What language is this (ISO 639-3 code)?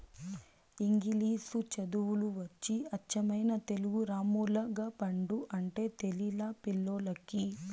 tel